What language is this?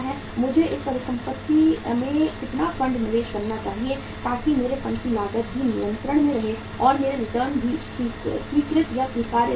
Hindi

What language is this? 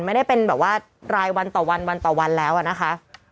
Thai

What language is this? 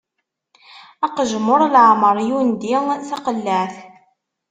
Kabyle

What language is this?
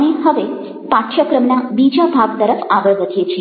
Gujarati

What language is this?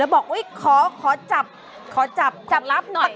Thai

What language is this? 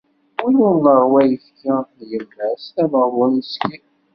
Kabyle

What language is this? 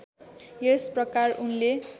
Nepali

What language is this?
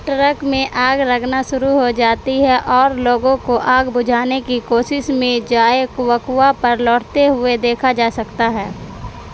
Urdu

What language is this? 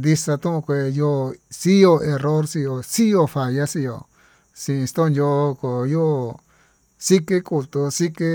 Tututepec Mixtec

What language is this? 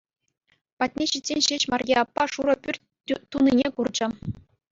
Chuvash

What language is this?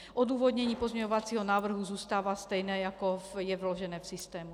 Czech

